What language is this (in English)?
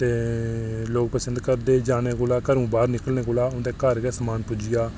Dogri